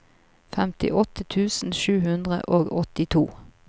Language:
Norwegian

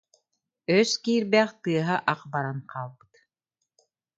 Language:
Yakut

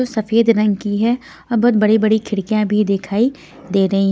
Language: Hindi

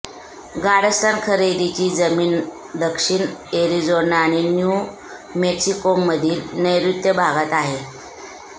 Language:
Marathi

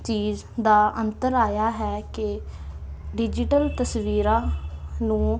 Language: Punjabi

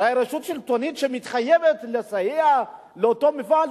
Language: Hebrew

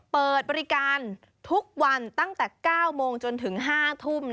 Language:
Thai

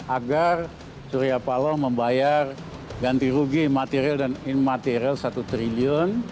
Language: Indonesian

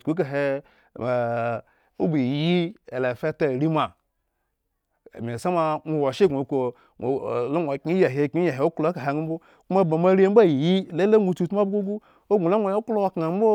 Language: Eggon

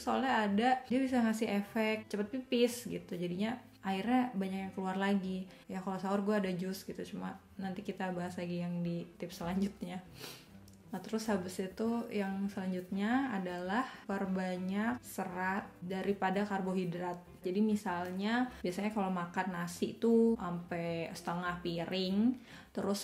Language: Indonesian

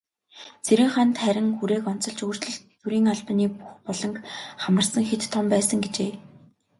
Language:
Mongolian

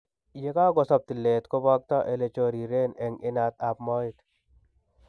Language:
Kalenjin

